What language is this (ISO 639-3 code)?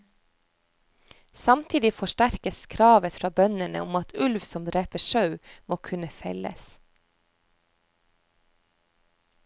nor